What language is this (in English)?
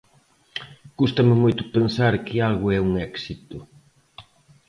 Galician